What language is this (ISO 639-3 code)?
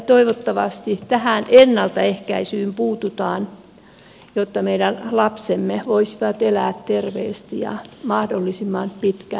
fin